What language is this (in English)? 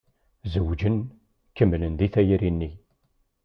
Kabyle